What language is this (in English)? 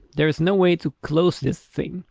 English